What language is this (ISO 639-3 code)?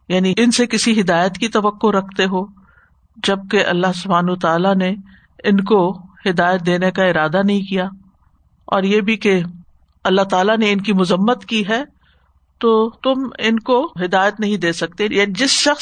urd